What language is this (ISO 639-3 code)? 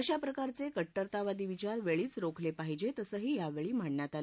mar